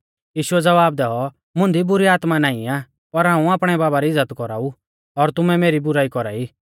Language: Mahasu Pahari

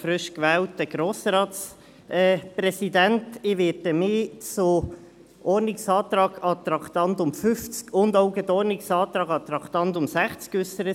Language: Swiss German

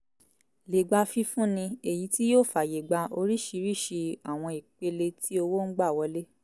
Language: Yoruba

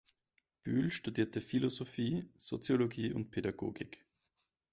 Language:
German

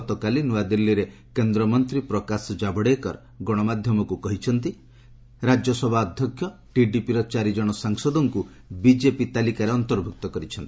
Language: Odia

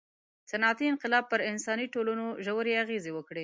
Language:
Pashto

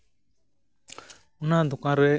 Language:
Santali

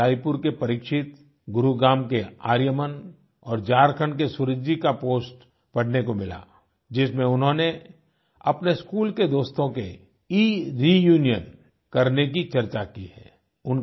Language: Hindi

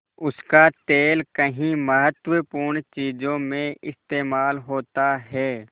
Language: Hindi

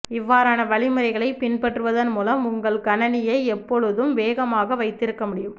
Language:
Tamil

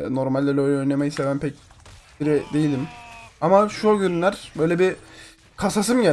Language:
Turkish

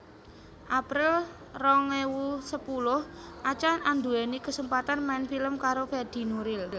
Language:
Javanese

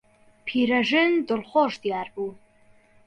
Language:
Central Kurdish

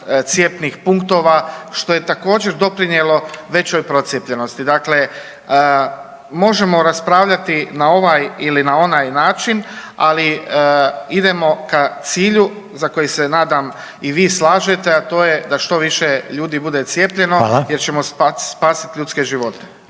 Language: Croatian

